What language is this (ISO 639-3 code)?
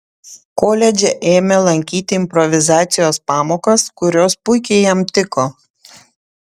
lit